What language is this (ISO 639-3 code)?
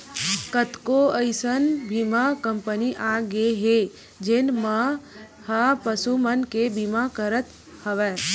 hne